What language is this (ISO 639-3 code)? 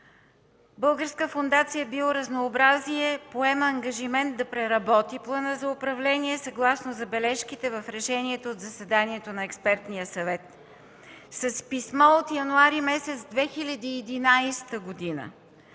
bul